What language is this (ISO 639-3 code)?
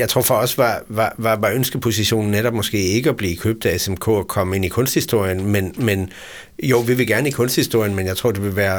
dan